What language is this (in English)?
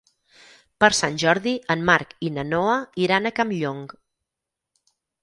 Catalan